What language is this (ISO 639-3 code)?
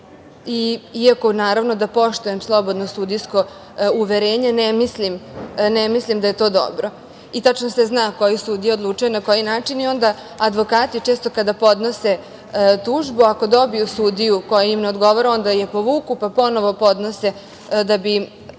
srp